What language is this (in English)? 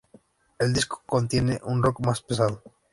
Spanish